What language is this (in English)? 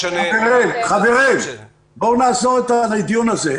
Hebrew